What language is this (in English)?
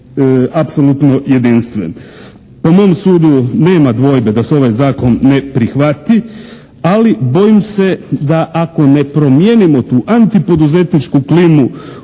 Croatian